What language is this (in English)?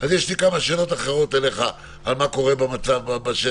Hebrew